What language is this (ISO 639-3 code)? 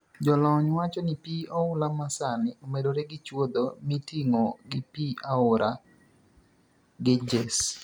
luo